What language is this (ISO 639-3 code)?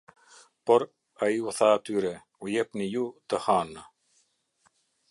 sqi